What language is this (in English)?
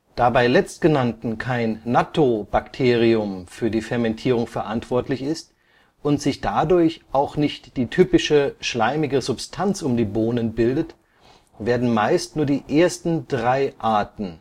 German